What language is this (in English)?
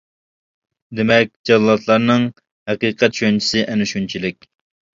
Uyghur